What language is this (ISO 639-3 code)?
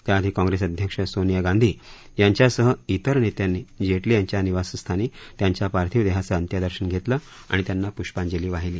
mar